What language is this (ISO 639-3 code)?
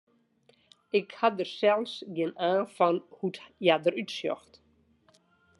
fry